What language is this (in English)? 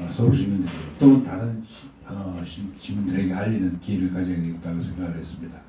Korean